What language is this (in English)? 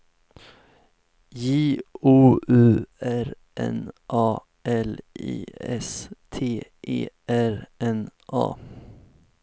Swedish